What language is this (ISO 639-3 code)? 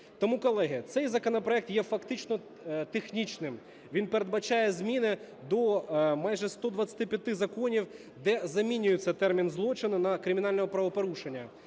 ukr